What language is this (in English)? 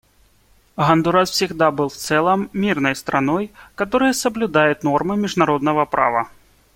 Russian